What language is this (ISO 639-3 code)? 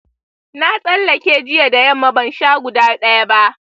hau